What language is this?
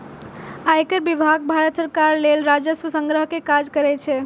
Maithili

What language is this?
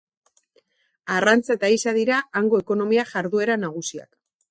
Basque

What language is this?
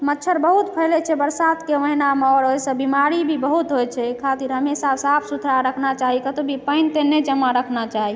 Maithili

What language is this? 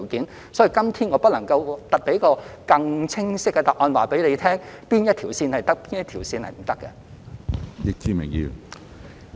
Cantonese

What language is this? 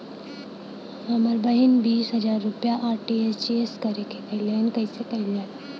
Bhojpuri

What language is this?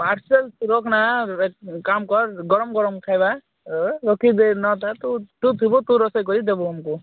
Odia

